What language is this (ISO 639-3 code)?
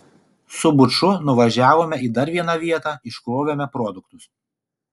lit